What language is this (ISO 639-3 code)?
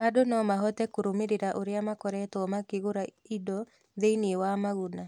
kik